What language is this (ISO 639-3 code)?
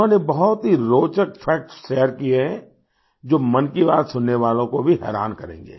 hin